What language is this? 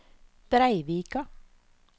Norwegian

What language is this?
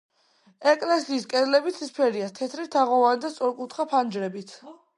Georgian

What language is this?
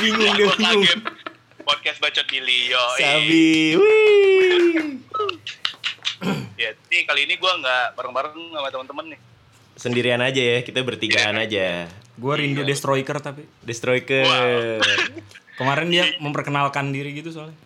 Indonesian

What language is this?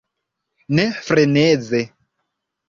Esperanto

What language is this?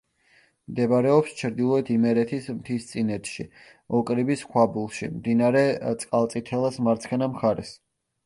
Georgian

